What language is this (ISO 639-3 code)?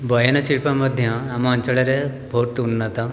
ori